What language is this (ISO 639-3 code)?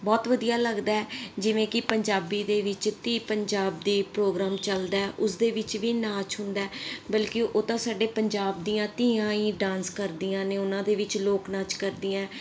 pan